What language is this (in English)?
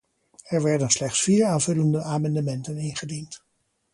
Dutch